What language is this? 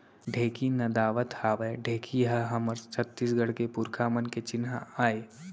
Chhattisgarhi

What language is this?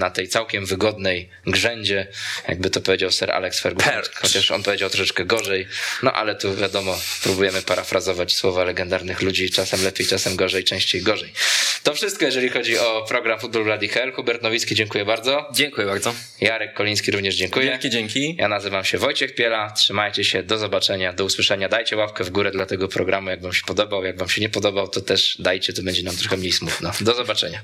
Polish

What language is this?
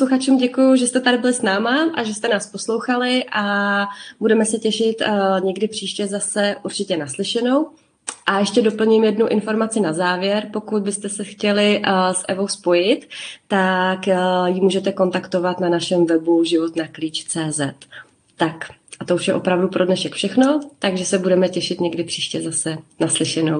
Czech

